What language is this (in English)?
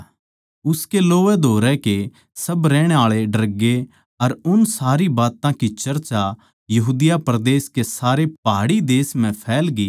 Haryanvi